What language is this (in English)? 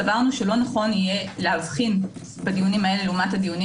Hebrew